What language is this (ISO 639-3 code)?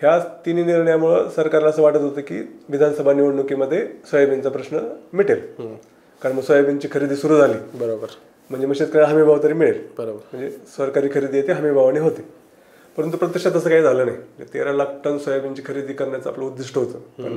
mar